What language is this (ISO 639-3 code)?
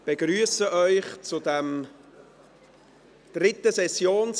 gsw